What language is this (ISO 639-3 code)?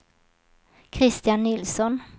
swe